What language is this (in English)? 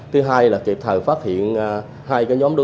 Vietnamese